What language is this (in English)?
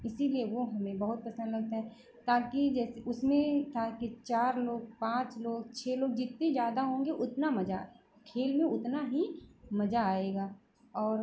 Hindi